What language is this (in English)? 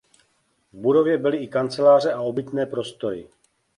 Czech